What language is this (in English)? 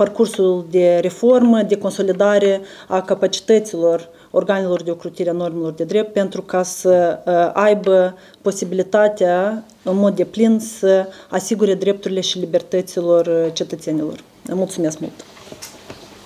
Romanian